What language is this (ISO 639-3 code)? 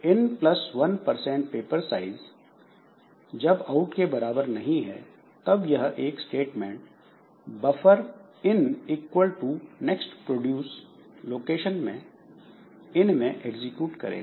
hin